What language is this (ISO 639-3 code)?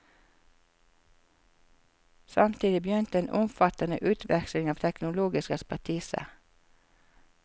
nor